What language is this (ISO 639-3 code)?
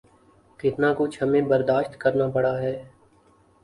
urd